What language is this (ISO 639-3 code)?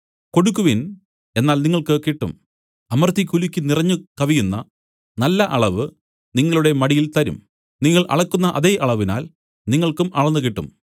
mal